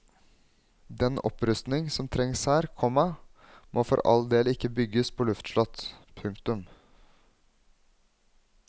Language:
Norwegian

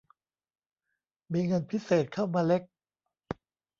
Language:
Thai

